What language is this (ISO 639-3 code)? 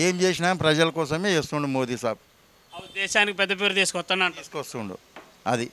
tel